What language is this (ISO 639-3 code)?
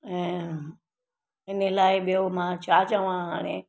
snd